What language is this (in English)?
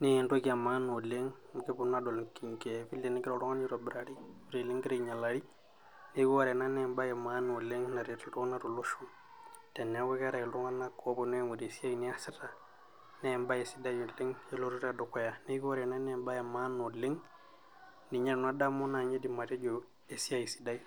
Masai